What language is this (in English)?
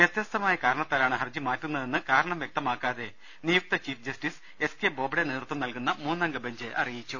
Malayalam